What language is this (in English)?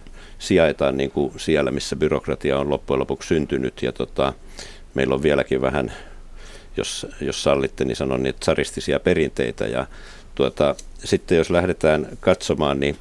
Finnish